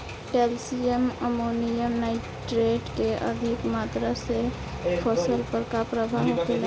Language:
Bhojpuri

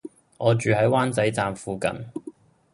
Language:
Cantonese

